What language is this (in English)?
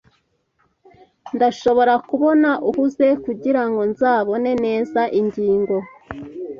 Kinyarwanda